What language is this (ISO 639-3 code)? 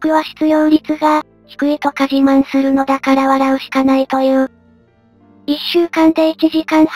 jpn